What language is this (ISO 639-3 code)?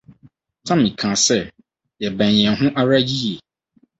aka